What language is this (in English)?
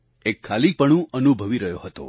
Gujarati